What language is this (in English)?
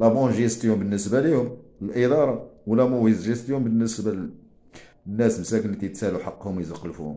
Arabic